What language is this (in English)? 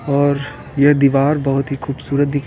Hindi